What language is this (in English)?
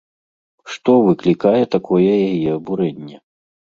Belarusian